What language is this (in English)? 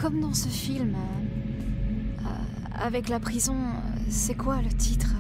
French